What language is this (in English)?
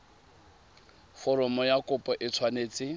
Tswana